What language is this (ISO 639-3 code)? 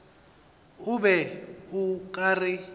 nso